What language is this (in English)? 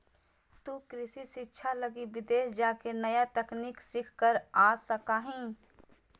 Magahi